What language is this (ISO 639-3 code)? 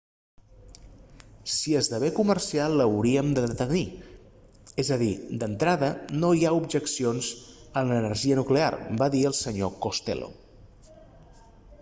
cat